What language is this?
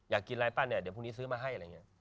Thai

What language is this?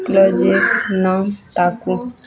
Maithili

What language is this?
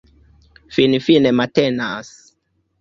Esperanto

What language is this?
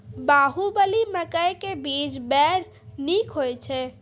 Maithili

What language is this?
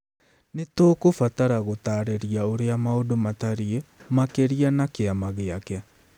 Kikuyu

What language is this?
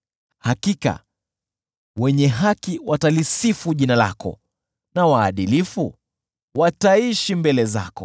Swahili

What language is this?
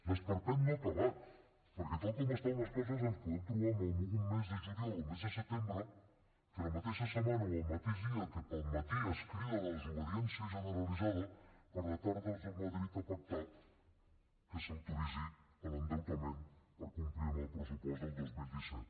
Catalan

